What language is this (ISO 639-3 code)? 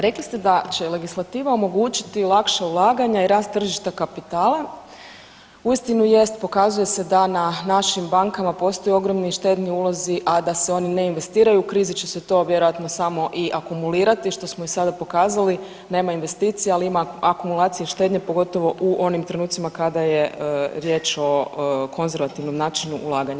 hrv